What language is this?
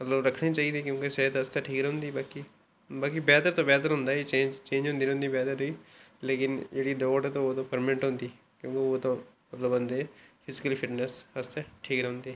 Dogri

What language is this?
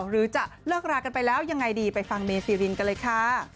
Thai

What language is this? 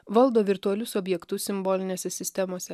Lithuanian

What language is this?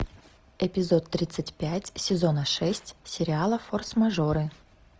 Russian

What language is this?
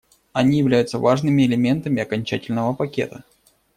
Russian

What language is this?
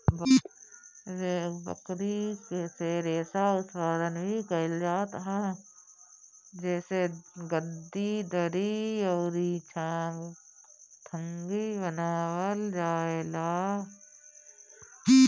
Bhojpuri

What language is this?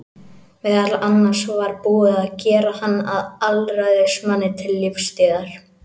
Icelandic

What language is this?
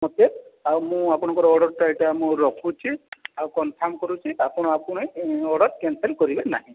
Odia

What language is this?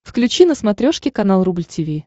Russian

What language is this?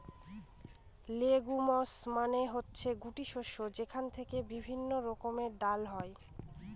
Bangla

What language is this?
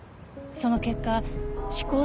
Japanese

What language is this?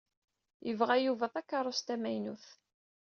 Kabyle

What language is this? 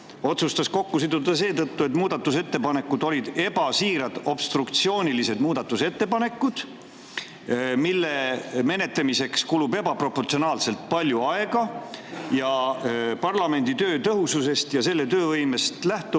Estonian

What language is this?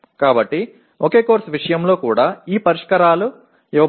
Telugu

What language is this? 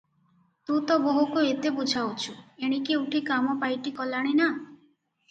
Odia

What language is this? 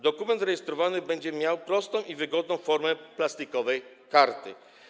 Polish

